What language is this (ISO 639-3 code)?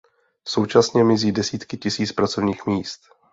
ces